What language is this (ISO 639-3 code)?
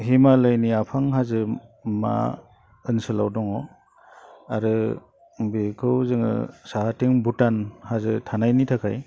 brx